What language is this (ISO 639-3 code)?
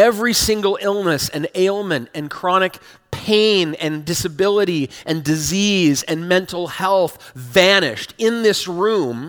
eng